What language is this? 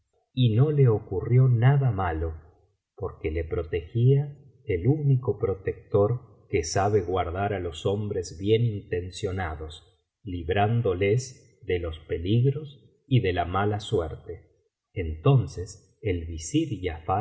Spanish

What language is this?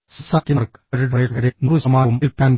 Malayalam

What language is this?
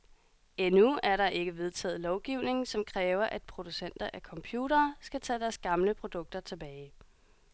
Danish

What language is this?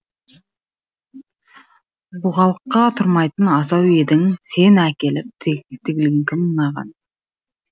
Kazakh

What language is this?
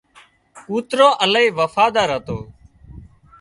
Wadiyara Koli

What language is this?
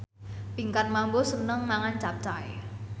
Javanese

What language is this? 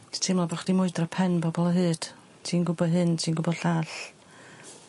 Welsh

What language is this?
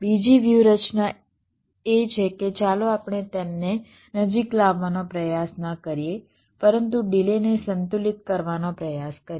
Gujarati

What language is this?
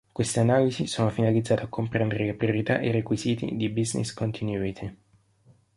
Italian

